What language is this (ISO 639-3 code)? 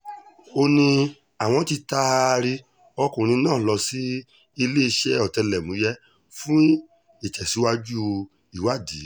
yor